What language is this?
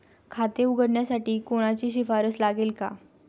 Marathi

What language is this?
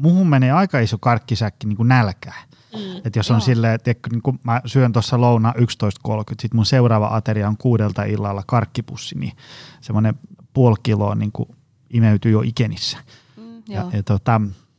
Finnish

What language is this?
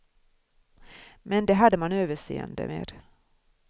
Swedish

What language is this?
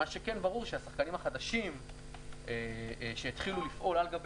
Hebrew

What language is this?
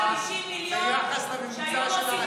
Hebrew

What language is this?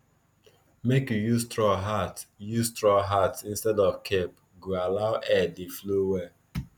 Nigerian Pidgin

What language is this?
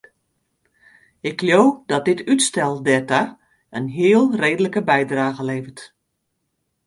Western Frisian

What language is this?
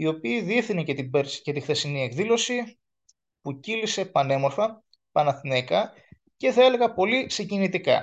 Greek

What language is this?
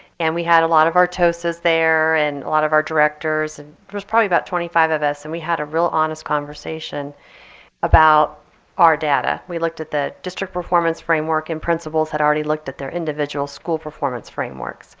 English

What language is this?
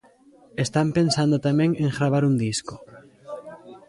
Galician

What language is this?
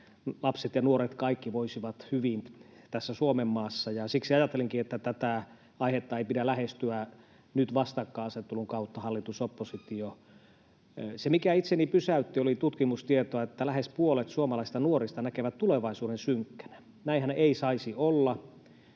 Finnish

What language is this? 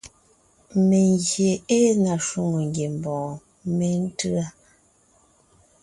Ngiemboon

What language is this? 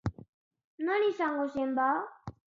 Basque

